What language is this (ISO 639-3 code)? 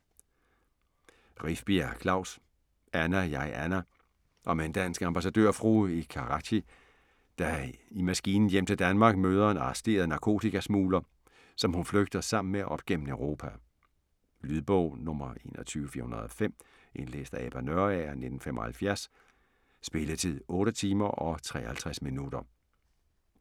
dan